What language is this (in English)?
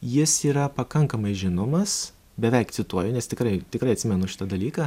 Lithuanian